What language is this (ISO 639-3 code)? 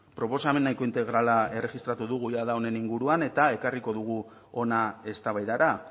eus